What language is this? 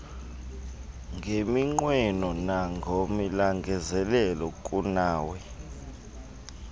Xhosa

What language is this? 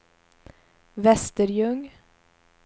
Swedish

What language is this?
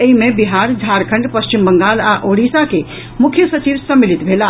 Maithili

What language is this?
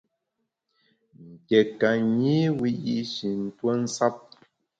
Bamun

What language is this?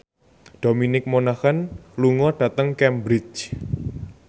Javanese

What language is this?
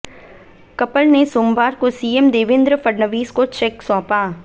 Hindi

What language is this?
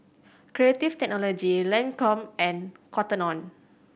English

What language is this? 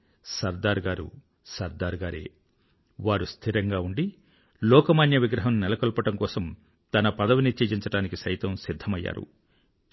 Telugu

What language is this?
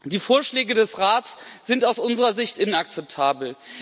German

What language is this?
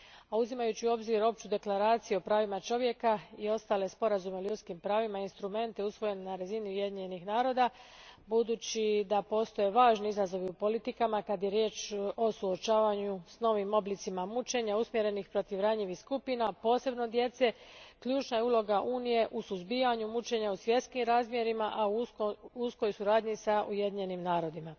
Croatian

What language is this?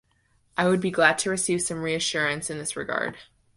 English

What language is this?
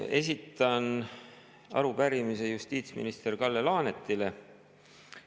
Estonian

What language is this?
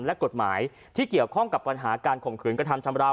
Thai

